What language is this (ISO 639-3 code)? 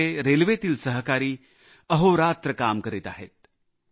mar